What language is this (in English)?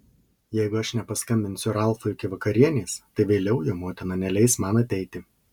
Lithuanian